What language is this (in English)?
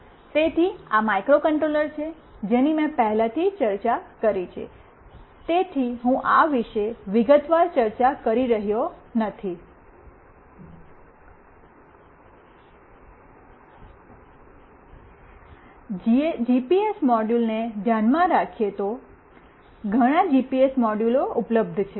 Gujarati